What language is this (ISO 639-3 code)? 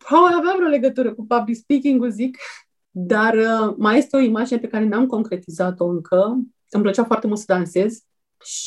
ron